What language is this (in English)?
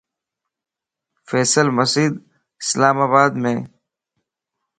Lasi